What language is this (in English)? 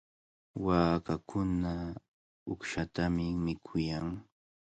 Cajatambo North Lima Quechua